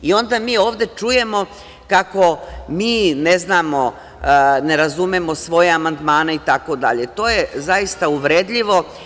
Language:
Serbian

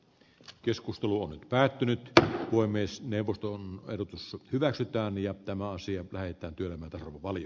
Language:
Finnish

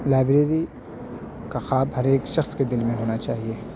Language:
Urdu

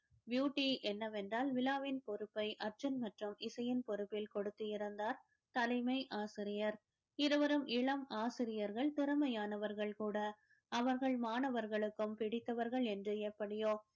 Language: Tamil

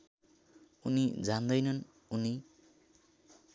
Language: Nepali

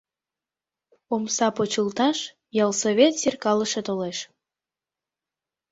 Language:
Mari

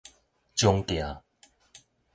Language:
Min Nan Chinese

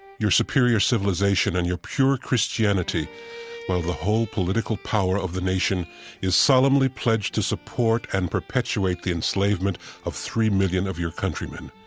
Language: English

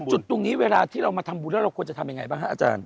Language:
Thai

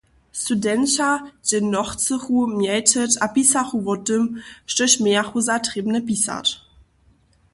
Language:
Upper Sorbian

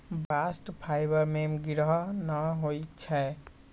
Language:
Magahi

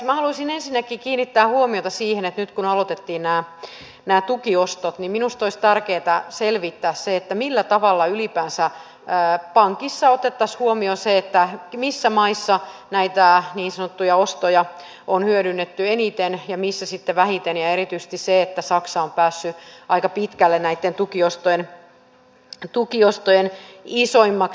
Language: Finnish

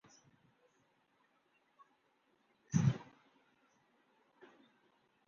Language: Urdu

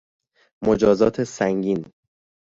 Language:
Persian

